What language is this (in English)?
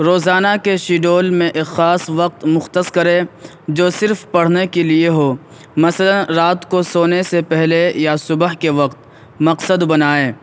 Urdu